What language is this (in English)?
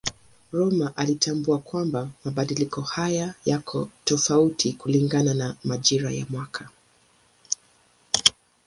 Swahili